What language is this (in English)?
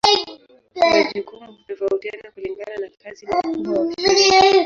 Swahili